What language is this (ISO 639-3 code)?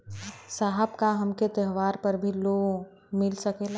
bho